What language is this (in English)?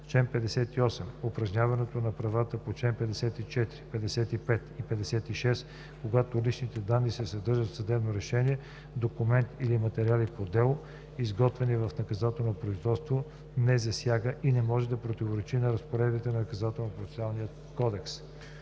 Bulgarian